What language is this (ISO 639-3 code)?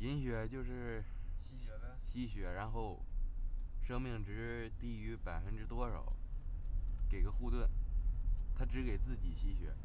zho